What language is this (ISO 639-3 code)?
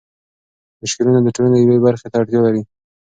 pus